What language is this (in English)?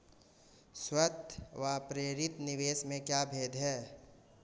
Hindi